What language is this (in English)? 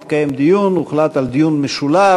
Hebrew